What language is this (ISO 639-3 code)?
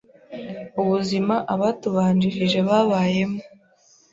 kin